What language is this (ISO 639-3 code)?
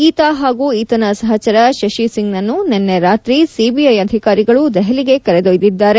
kan